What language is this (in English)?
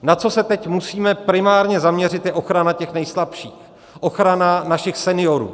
Czech